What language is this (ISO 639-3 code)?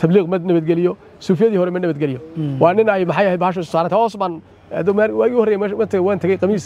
ara